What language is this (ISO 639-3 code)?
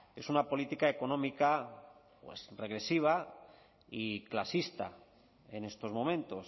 spa